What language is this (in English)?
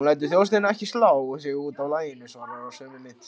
Icelandic